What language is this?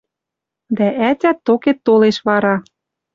Western Mari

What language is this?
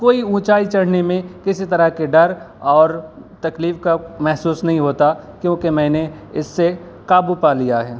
Urdu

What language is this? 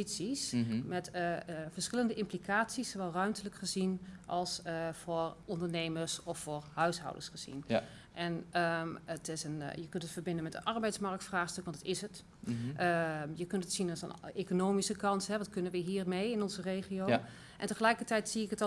Dutch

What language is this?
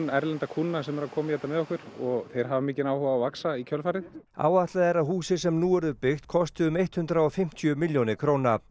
Icelandic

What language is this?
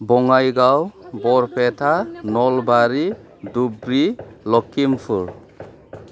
Bodo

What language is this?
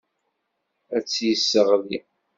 Kabyle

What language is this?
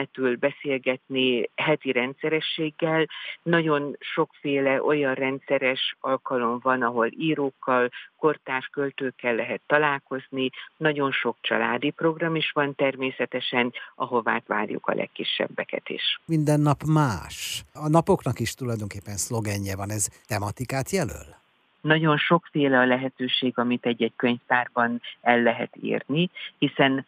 Hungarian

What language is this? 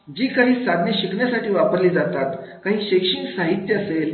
Marathi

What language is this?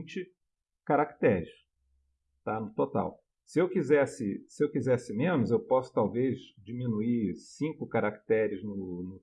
Portuguese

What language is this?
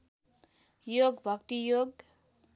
Nepali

